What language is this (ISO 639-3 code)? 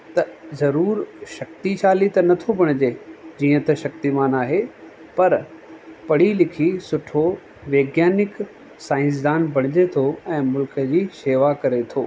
snd